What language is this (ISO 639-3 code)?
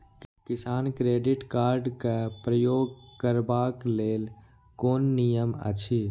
mai